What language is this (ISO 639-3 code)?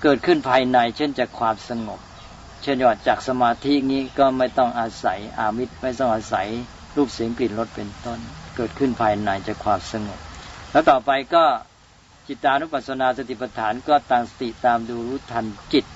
tha